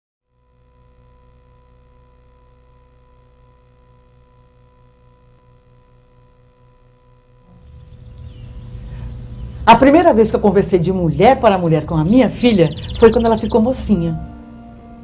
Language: Portuguese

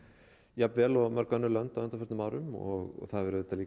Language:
Icelandic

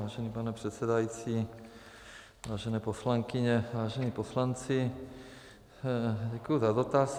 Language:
Czech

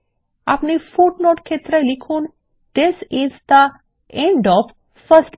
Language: Bangla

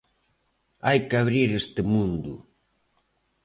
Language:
Galician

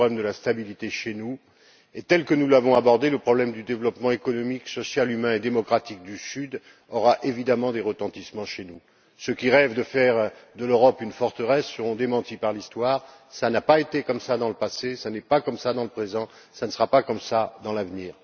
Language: French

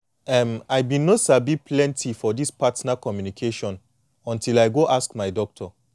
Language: Nigerian Pidgin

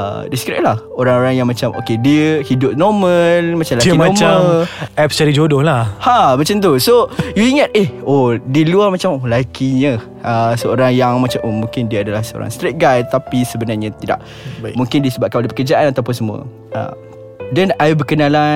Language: Malay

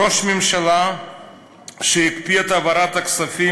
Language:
Hebrew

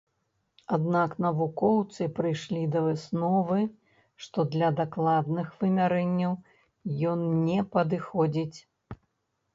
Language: Belarusian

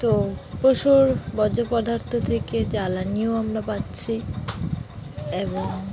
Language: Bangla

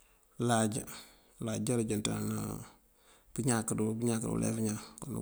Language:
Mandjak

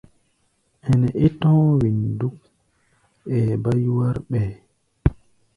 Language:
Gbaya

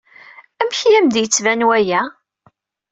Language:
Kabyle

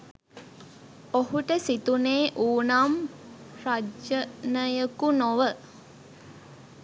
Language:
Sinhala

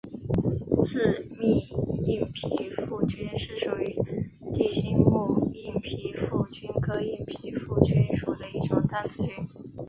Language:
Chinese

